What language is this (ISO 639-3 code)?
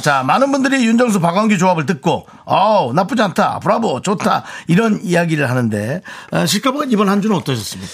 kor